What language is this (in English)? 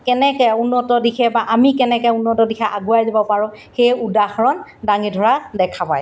Assamese